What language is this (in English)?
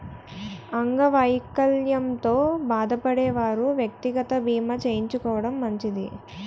Telugu